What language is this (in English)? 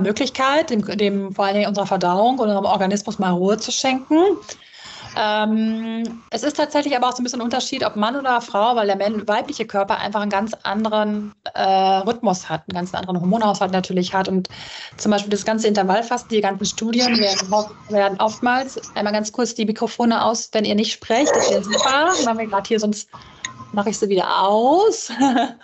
German